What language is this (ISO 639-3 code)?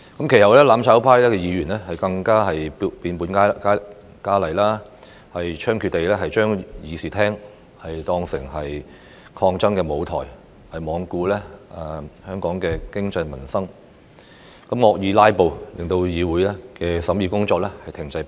yue